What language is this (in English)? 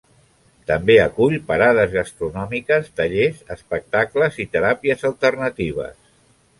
Catalan